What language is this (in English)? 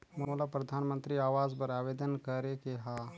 Chhattisgarhi